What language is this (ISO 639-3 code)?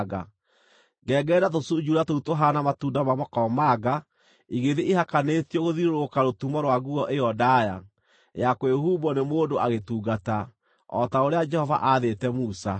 kik